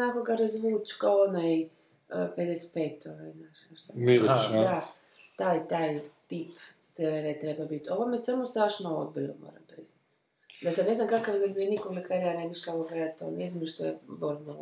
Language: Croatian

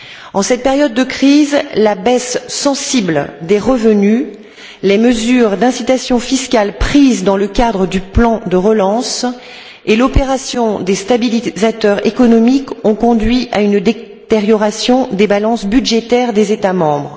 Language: French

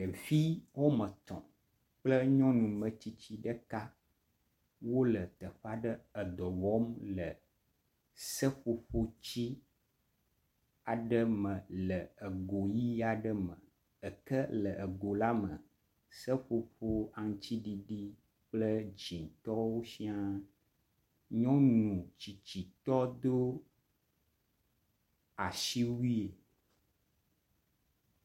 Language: Ewe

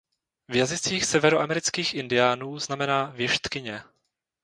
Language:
Czech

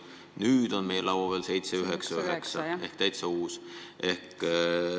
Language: Estonian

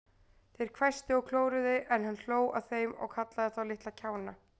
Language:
Icelandic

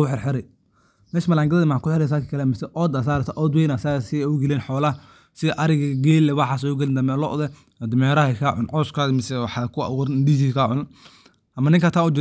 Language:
Somali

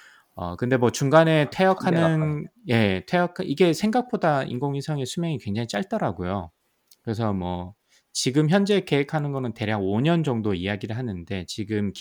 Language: Korean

